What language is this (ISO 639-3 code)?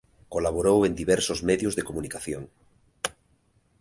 glg